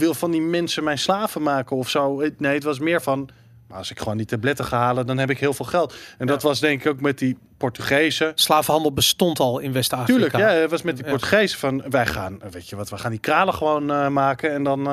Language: Dutch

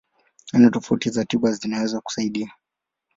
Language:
Swahili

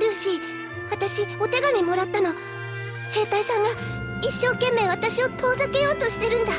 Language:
Japanese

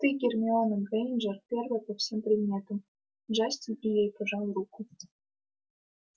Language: Russian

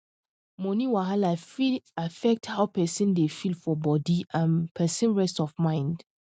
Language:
Nigerian Pidgin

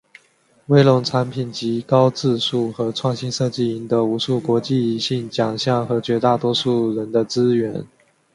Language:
Chinese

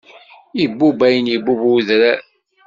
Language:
Kabyle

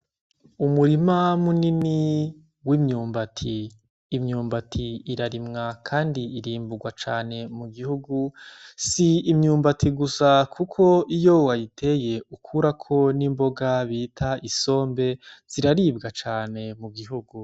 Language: Rundi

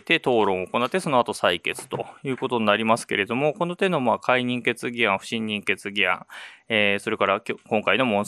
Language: Japanese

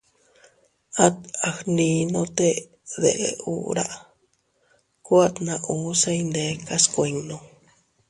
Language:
Teutila Cuicatec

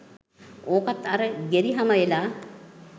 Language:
Sinhala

